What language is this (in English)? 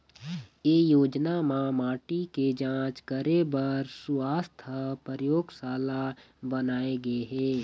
Chhattisgarhi